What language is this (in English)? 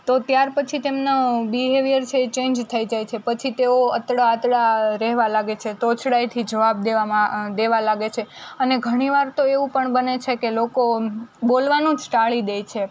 Gujarati